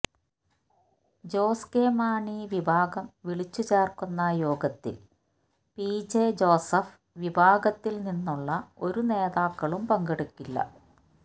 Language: Malayalam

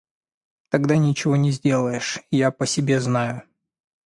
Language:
Russian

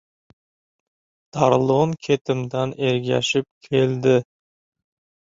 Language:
Uzbek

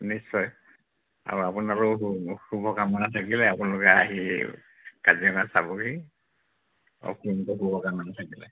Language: Assamese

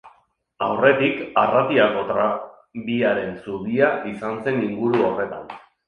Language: Basque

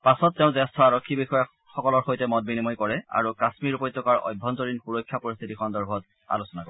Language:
Assamese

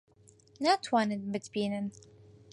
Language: Central Kurdish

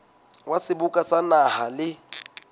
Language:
Southern Sotho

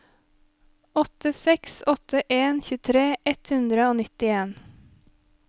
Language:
Norwegian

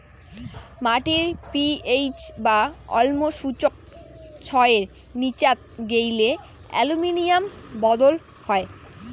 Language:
Bangla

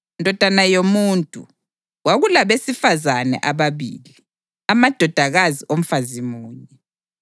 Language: North Ndebele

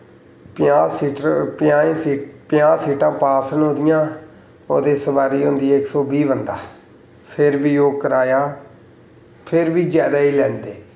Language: Dogri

